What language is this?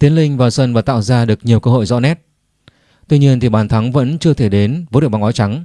Vietnamese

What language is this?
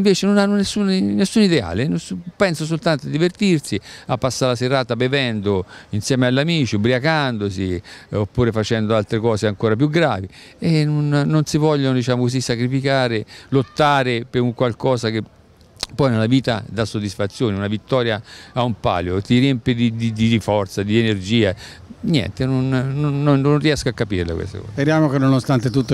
Italian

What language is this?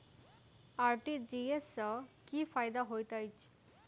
Maithili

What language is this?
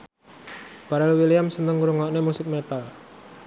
Javanese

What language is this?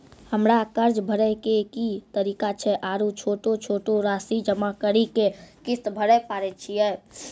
Maithili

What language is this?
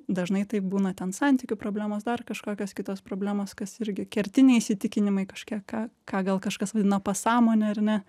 Lithuanian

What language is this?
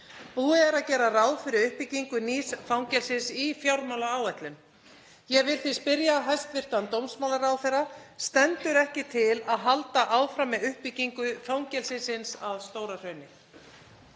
Icelandic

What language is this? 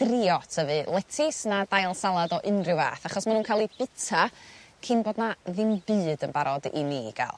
Welsh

